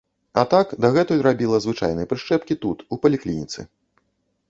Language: Belarusian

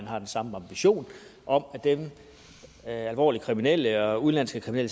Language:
Danish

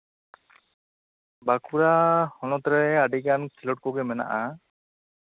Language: Santali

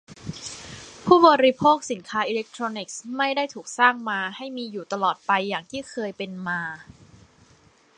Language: Thai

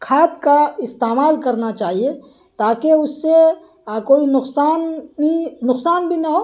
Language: Urdu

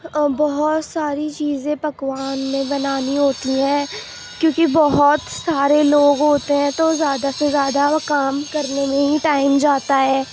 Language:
Urdu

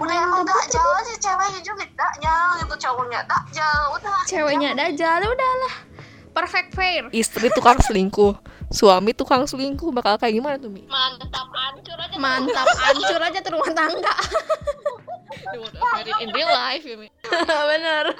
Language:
Indonesian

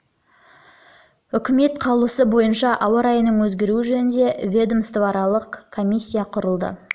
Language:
Kazakh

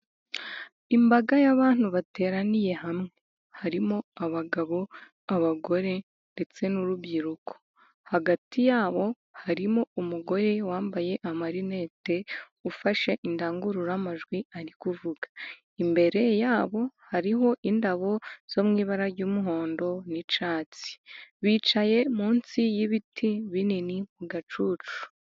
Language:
Kinyarwanda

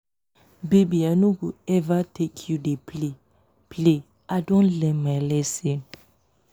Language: Nigerian Pidgin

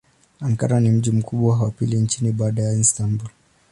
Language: Swahili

